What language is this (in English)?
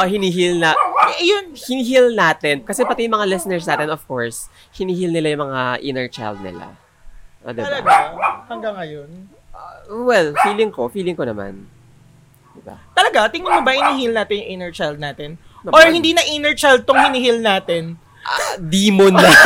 Filipino